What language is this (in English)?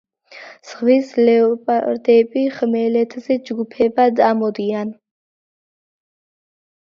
Georgian